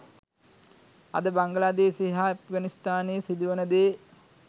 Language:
Sinhala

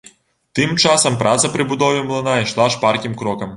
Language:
Belarusian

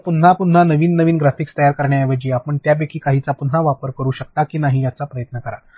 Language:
Marathi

